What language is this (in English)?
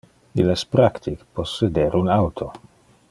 Interlingua